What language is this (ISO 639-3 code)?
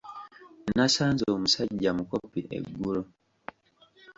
lug